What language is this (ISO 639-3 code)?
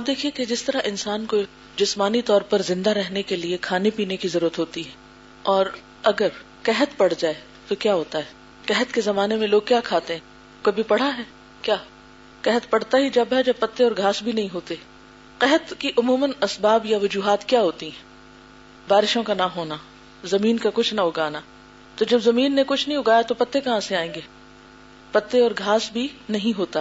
urd